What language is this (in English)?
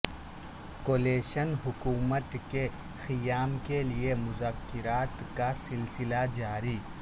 Urdu